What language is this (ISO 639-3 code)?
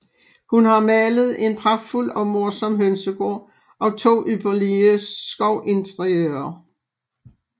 dan